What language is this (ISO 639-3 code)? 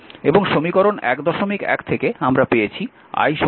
ben